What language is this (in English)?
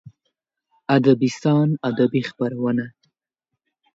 Pashto